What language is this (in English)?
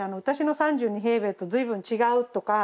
Japanese